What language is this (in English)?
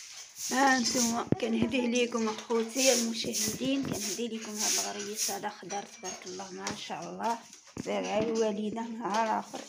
Arabic